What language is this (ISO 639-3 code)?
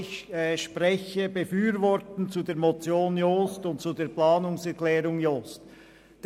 gsw